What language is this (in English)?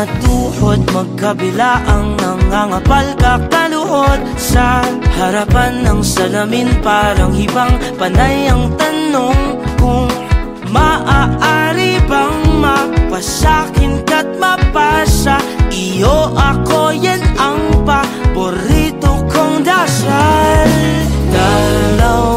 Filipino